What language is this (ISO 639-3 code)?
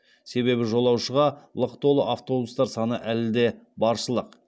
kaz